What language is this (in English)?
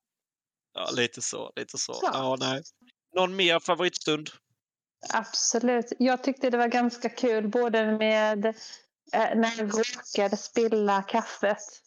Swedish